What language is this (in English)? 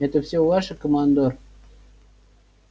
Russian